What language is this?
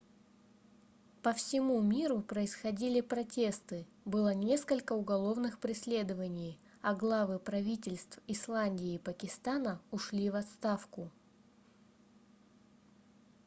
Russian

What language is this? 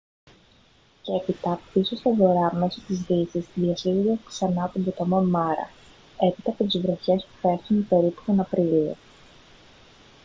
Greek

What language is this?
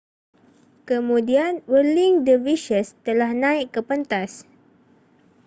Malay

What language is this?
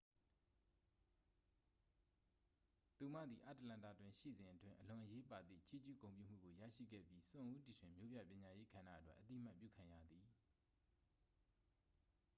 Burmese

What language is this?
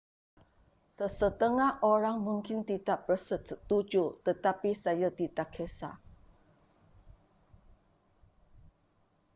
Malay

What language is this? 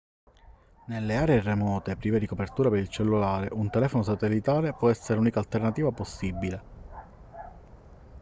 Italian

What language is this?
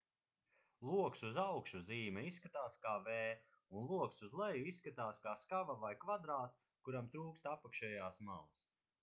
Latvian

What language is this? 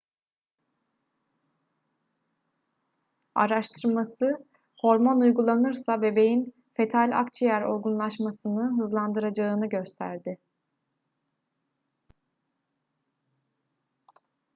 Turkish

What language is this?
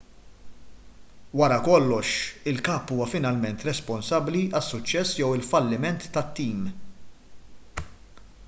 Maltese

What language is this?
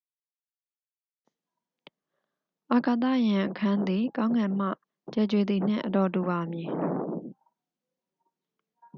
Burmese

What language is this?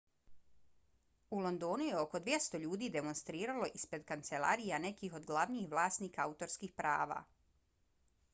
Bosnian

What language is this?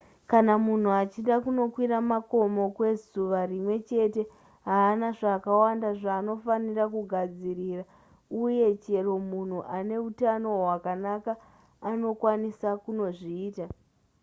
Shona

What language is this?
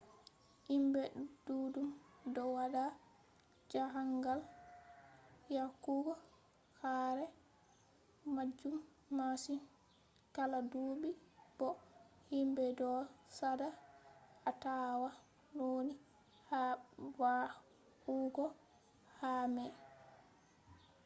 Fula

